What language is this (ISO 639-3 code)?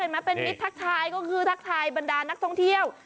tha